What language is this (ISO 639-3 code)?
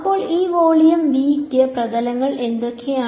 mal